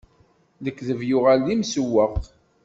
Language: Kabyle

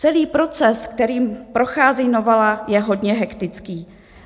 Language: Czech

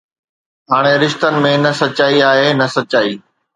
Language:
Sindhi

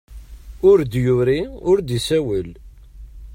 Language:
Kabyle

